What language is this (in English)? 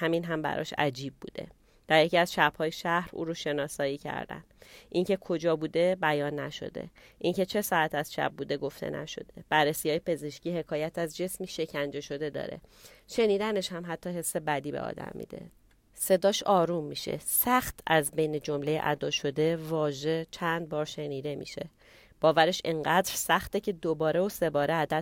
Persian